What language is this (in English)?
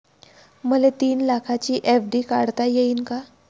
Marathi